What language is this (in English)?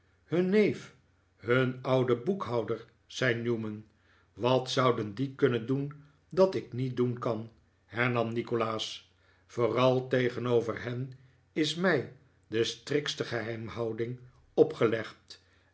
Dutch